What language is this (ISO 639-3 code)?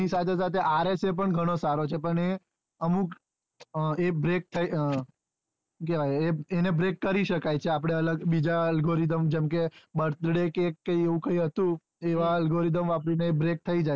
guj